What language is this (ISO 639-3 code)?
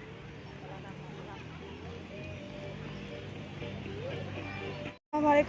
ind